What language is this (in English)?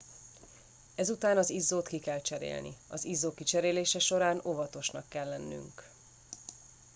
Hungarian